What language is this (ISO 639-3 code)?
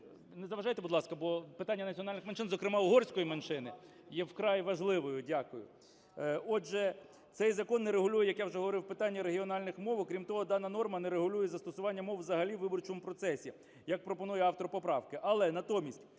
ukr